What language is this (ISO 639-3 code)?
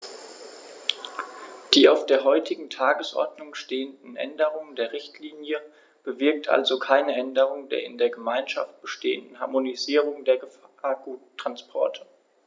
deu